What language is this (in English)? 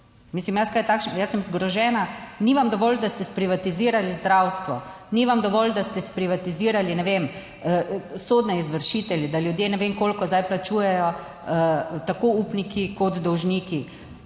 Slovenian